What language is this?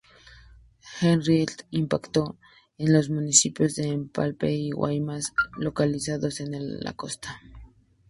Spanish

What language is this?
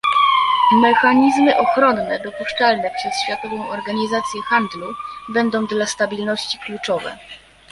Polish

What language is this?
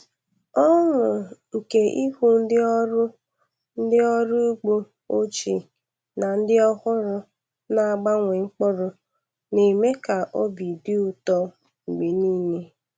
Igbo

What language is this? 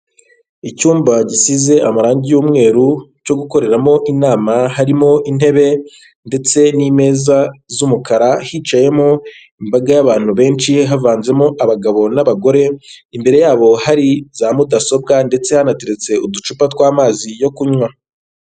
Kinyarwanda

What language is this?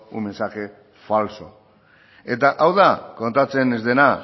Basque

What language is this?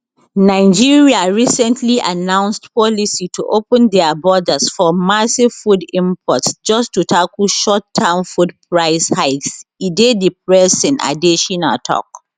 Nigerian Pidgin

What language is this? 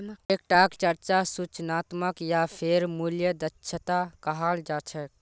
Magahi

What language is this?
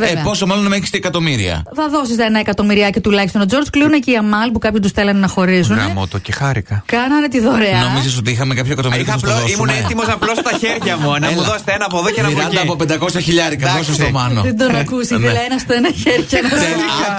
Greek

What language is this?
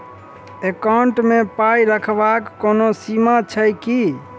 Maithili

